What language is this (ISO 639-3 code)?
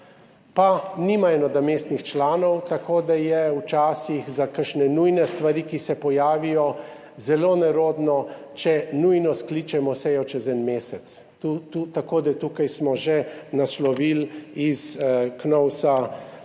slv